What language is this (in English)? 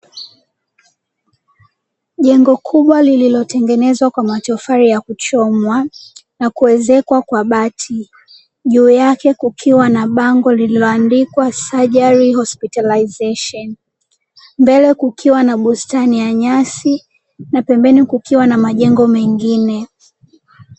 Swahili